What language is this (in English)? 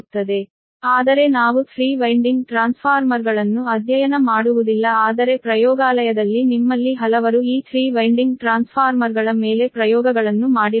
Kannada